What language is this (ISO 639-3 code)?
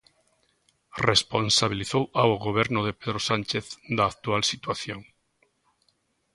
glg